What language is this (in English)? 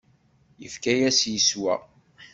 Kabyle